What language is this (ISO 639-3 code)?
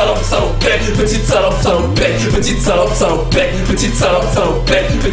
fra